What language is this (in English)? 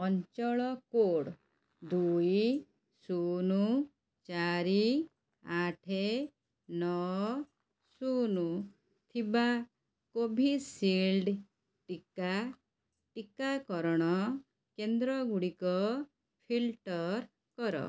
Odia